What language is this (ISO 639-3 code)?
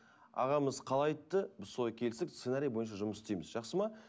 kaz